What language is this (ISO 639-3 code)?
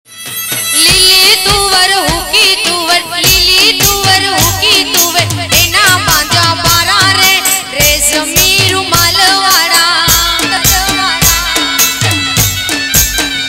guj